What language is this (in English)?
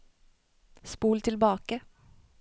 Norwegian